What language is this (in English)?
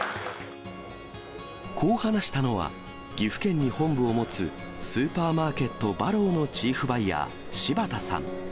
Japanese